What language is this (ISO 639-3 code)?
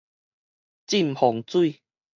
nan